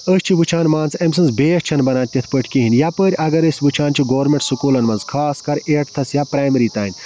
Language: Kashmiri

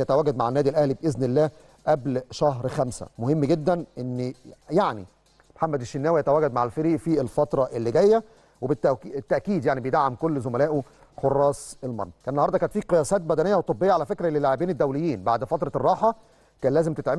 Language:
Arabic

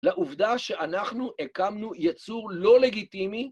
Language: Hebrew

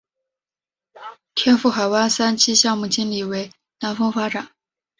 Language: Chinese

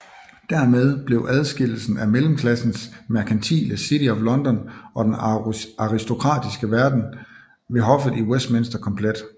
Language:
Danish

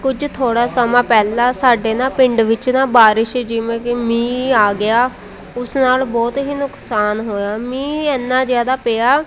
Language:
Punjabi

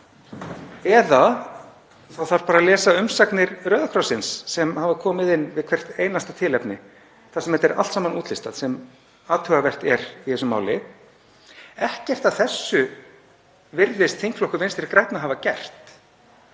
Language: Icelandic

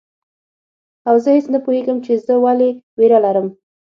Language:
Pashto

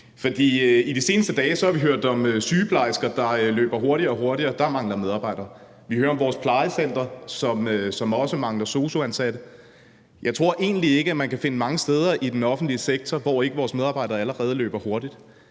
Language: Danish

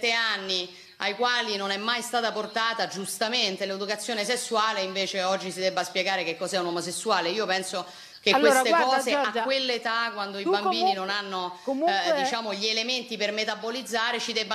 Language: Italian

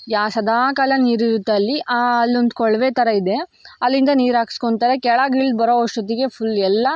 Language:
Kannada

